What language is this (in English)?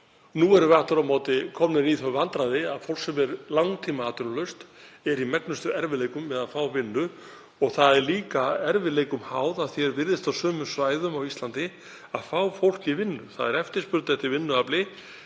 Icelandic